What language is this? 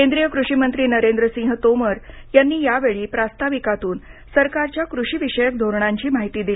Marathi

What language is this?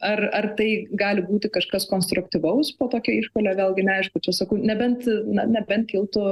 Lithuanian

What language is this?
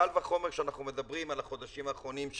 Hebrew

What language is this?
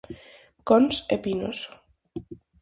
Galician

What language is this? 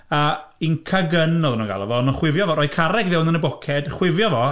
Welsh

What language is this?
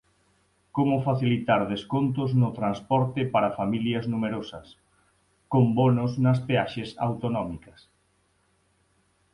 Galician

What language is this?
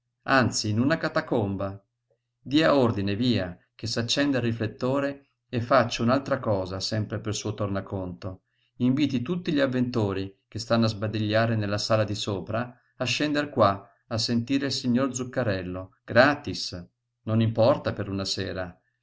Italian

